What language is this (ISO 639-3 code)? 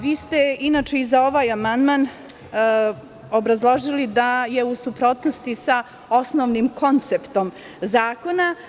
srp